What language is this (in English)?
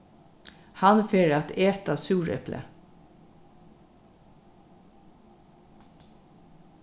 Faroese